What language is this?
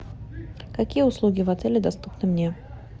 Russian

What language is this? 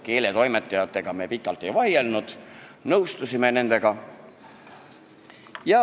Estonian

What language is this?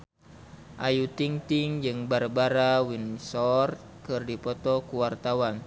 Sundanese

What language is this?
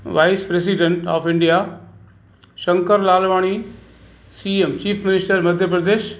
Sindhi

